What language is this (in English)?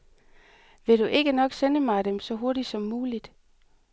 Danish